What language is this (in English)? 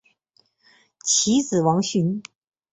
Chinese